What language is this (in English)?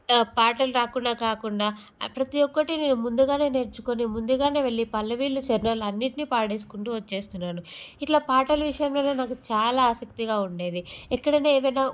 Telugu